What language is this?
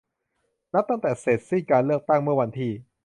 Thai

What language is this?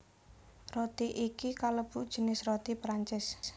Javanese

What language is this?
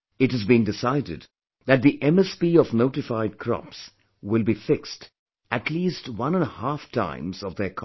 English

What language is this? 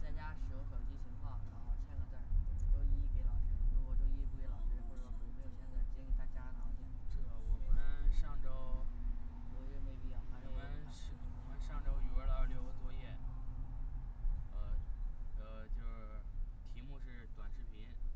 Chinese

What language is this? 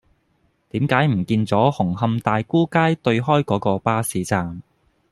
Cantonese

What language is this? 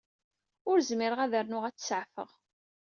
Kabyle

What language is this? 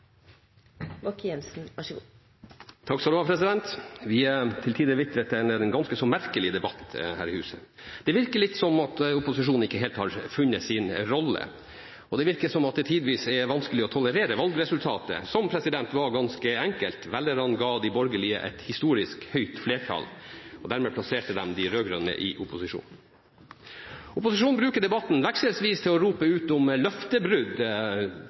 Norwegian Bokmål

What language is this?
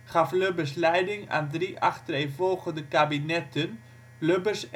Dutch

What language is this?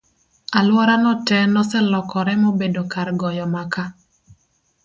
Luo (Kenya and Tanzania)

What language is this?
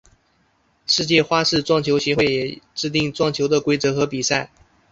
Chinese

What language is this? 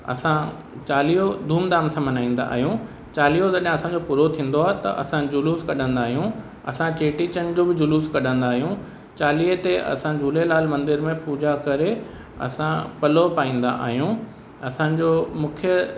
Sindhi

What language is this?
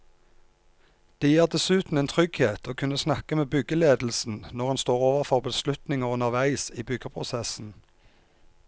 Norwegian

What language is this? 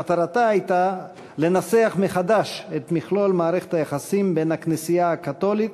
Hebrew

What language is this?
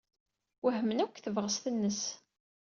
Kabyle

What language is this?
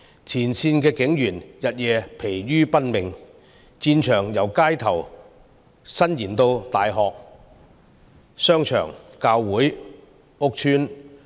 Cantonese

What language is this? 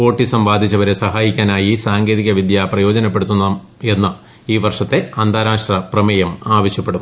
Malayalam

